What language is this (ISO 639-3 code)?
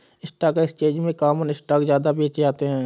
hin